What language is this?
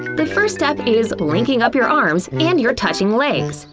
English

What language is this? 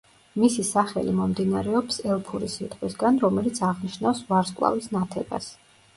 Georgian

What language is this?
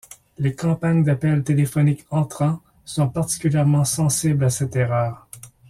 French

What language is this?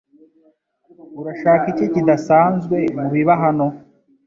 Kinyarwanda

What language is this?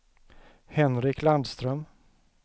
Swedish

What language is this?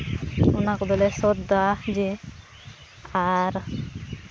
Santali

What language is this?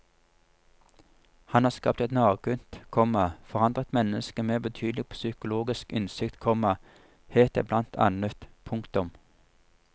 Norwegian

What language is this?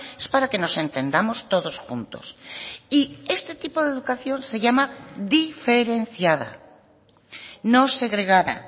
Spanish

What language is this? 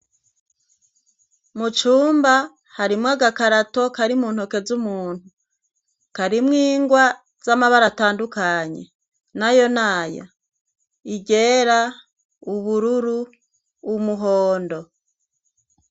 Rundi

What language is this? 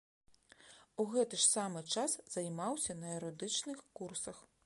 Belarusian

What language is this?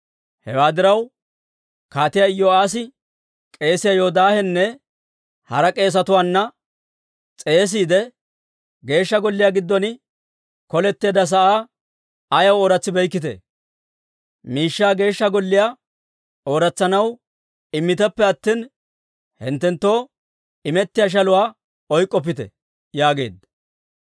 Dawro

